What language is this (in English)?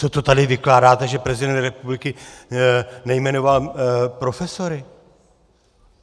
Czech